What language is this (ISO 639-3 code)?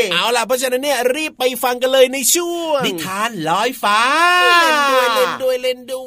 tha